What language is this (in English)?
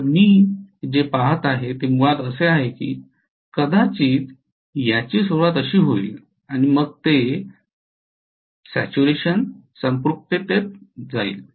Marathi